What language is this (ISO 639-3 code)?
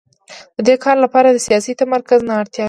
pus